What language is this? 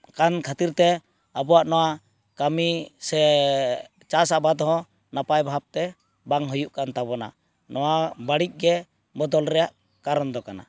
Santali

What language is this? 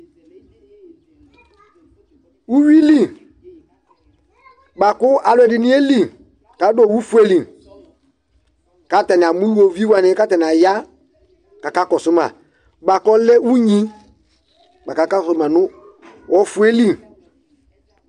Ikposo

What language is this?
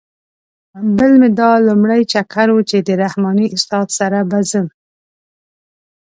Pashto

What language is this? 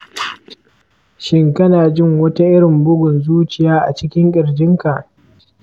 Hausa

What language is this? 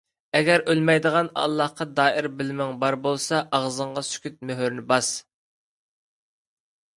Uyghur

